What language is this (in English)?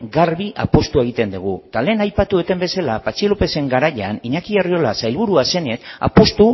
Basque